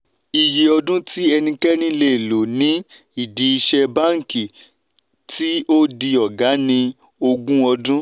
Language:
Yoruba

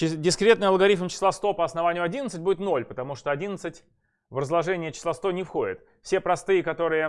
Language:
Russian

